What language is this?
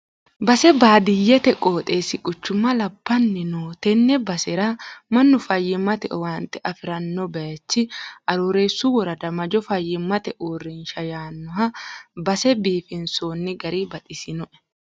Sidamo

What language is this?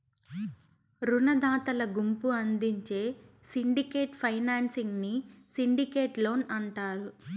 Telugu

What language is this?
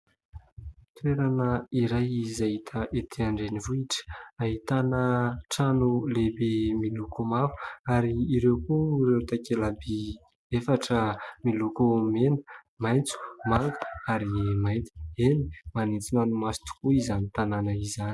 Malagasy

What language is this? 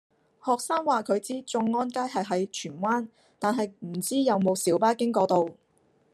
Cantonese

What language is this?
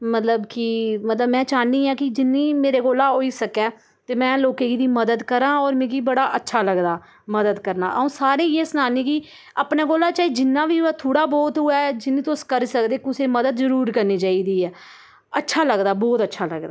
Dogri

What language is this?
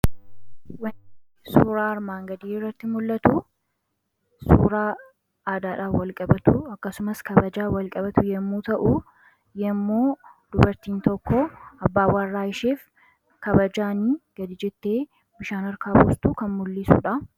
Oromo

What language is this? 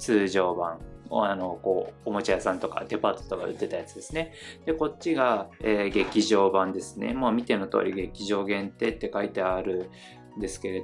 Japanese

